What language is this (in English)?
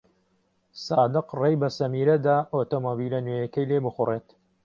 Central Kurdish